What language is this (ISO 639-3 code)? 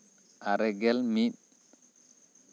sat